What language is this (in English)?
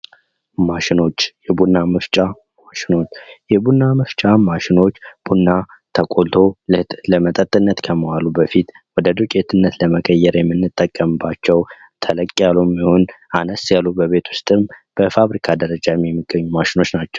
Amharic